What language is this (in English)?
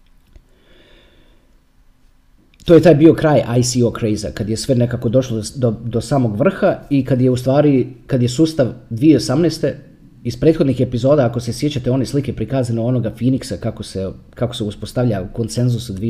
Croatian